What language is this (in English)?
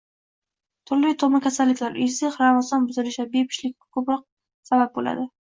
Uzbek